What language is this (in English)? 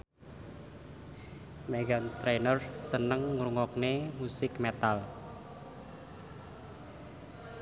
Javanese